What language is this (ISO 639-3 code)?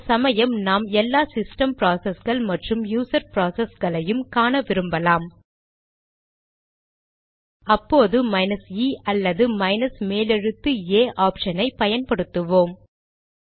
tam